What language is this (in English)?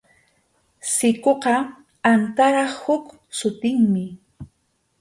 Arequipa-La Unión Quechua